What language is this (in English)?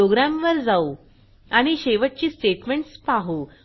Marathi